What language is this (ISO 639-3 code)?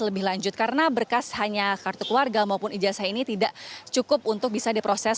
ind